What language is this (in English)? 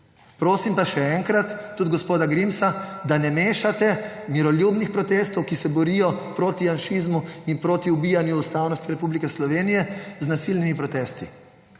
Slovenian